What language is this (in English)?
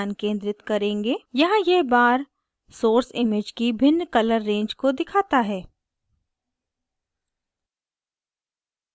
Hindi